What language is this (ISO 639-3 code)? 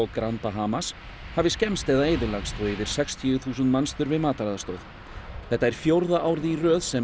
isl